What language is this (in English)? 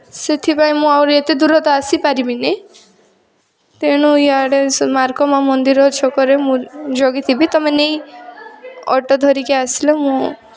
Odia